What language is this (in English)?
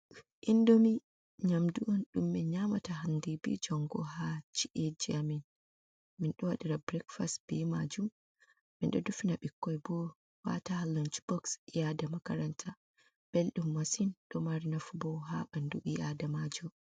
Fula